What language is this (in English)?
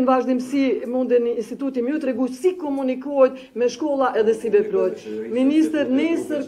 Romanian